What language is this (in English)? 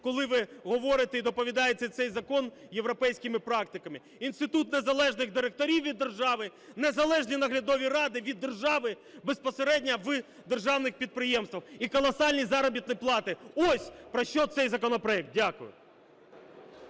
Ukrainian